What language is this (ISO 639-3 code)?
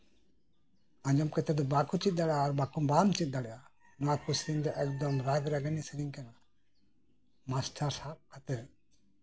sat